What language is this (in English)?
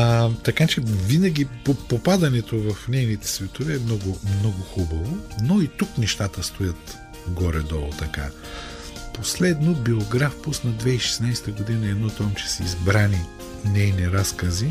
Bulgarian